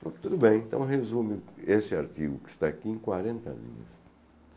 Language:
Portuguese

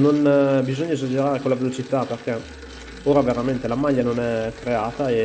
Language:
Italian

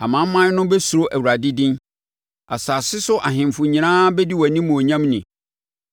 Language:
Akan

